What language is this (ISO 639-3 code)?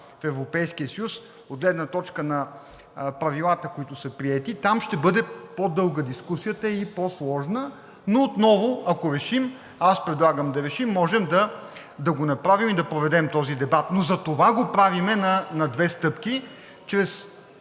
bul